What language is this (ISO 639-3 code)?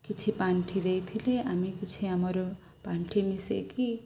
ori